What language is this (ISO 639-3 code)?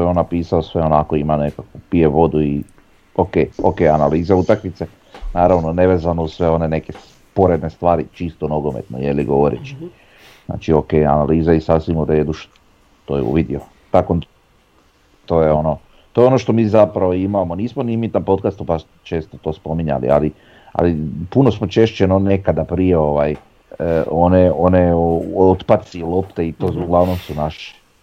hrv